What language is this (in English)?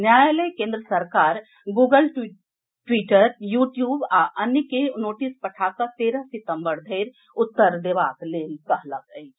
Maithili